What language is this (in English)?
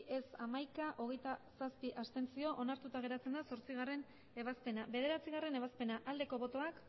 Basque